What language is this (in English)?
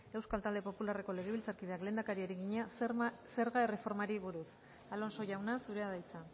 Basque